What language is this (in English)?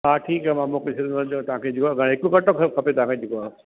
Sindhi